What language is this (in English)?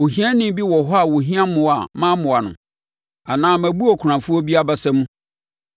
Akan